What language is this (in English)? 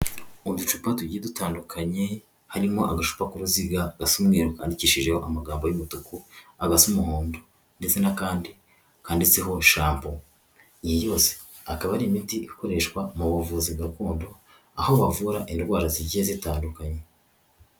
Kinyarwanda